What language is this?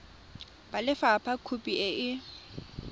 Tswana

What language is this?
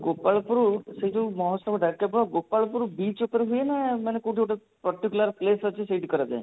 Odia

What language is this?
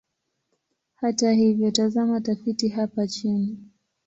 Swahili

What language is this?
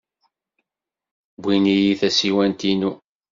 Kabyle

